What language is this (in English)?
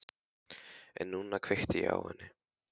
Icelandic